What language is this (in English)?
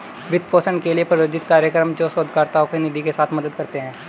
Hindi